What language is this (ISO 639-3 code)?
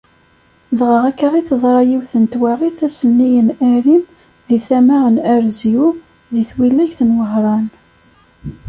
kab